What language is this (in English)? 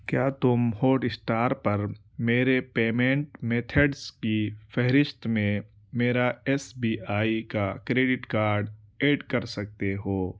Urdu